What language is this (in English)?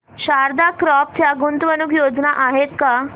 Marathi